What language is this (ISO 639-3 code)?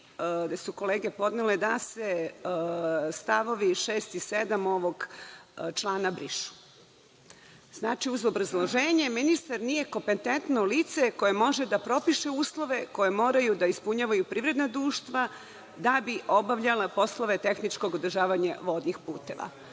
srp